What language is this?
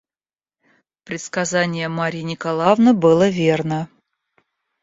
Russian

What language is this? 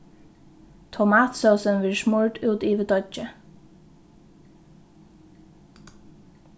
Faroese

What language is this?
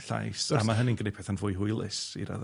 Welsh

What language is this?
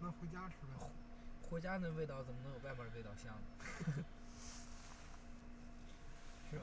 Chinese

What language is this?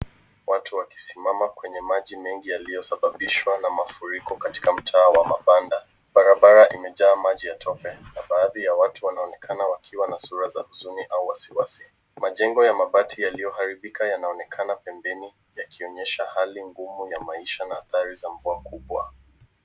Swahili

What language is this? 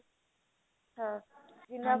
Punjabi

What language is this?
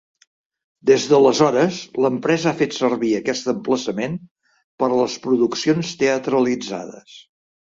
Catalan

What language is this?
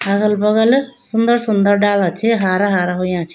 Garhwali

